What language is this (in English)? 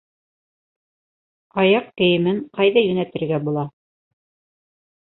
Bashkir